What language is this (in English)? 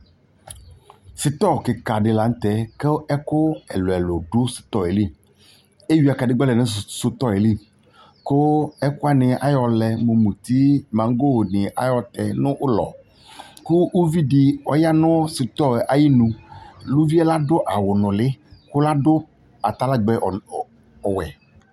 Ikposo